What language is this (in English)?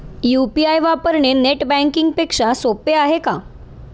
Marathi